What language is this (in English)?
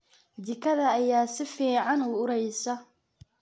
Somali